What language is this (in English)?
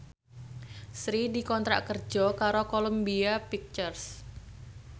Javanese